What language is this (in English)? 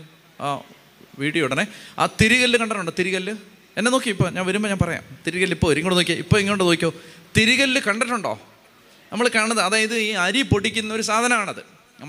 Malayalam